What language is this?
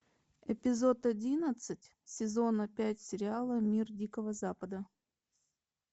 Russian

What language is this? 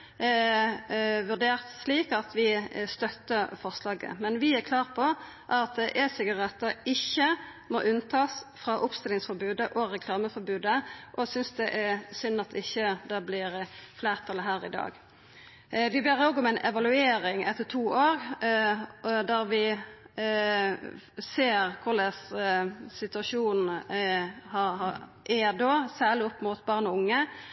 Norwegian Nynorsk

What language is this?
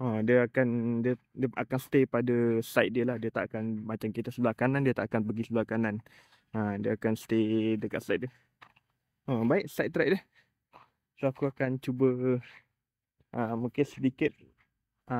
Malay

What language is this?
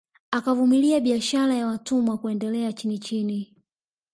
Swahili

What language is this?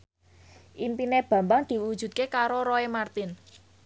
Javanese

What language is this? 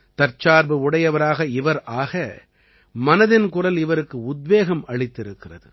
Tamil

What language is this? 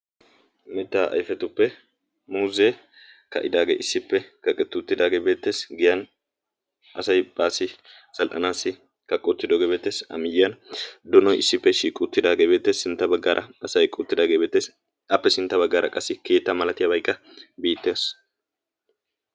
Wolaytta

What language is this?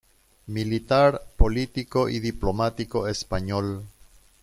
Spanish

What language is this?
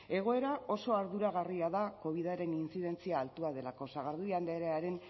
Basque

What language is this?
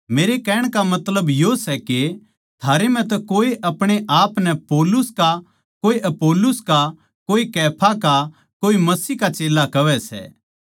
Haryanvi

